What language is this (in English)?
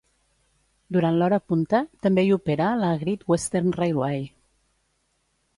Catalan